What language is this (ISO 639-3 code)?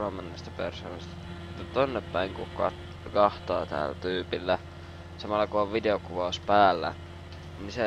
fin